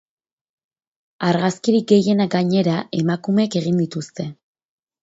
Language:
Basque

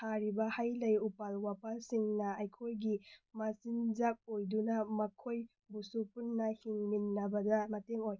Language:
Manipuri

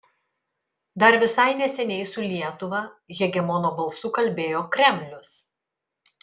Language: Lithuanian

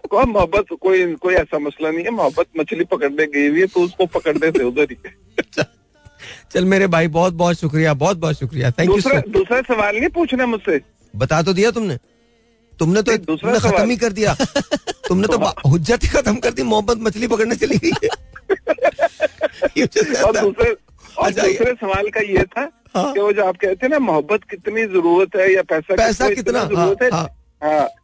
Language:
Hindi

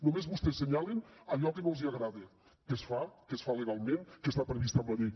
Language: Catalan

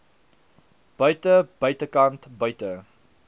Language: Afrikaans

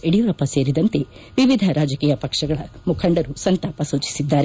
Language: Kannada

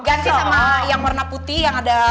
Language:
Indonesian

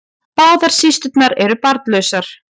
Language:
Icelandic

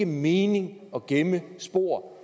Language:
Danish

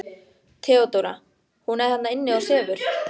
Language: Icelandic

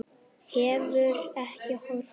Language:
Icelandic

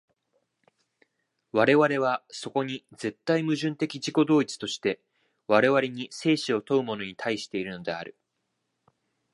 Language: Japanese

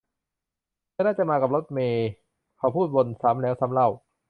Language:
Thai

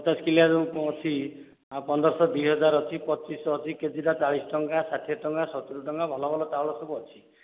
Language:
Odia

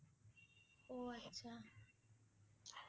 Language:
Assamese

